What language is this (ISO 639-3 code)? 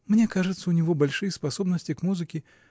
rus